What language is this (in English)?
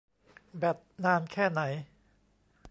Thai